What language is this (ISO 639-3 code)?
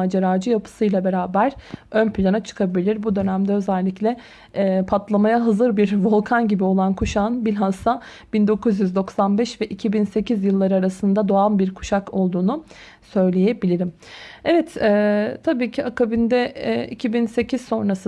tur